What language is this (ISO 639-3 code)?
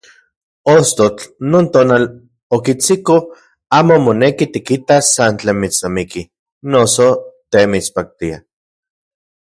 ncx